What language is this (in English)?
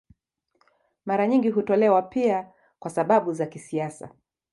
Swahili